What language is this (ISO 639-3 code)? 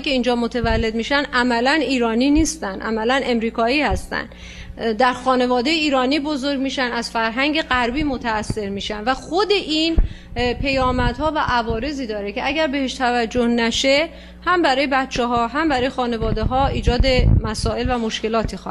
fas